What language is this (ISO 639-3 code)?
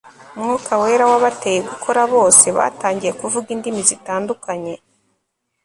kin